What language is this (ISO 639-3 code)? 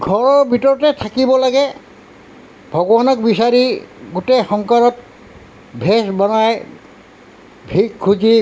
asm